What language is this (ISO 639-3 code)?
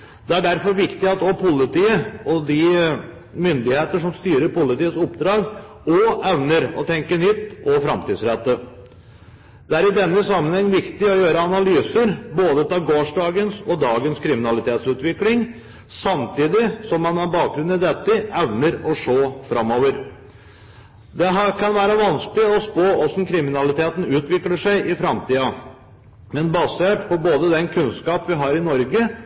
nob